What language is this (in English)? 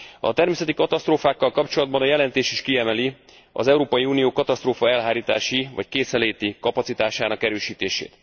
Hungarian